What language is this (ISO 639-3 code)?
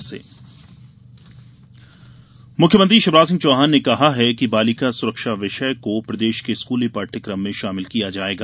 hin